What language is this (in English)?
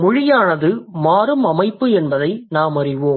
Tamil